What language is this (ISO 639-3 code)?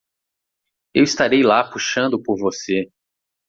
por